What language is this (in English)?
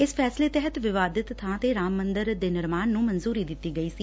Punjabi